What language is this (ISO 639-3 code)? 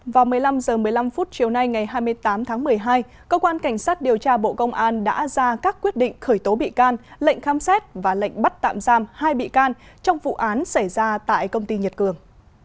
vie